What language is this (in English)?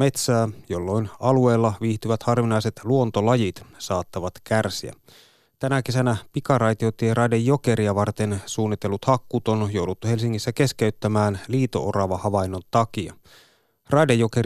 Finnish